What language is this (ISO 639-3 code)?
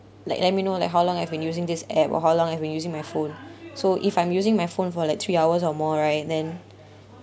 eng